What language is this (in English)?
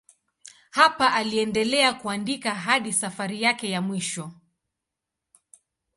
Swahili